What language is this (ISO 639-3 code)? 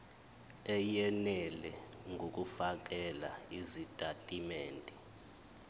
zul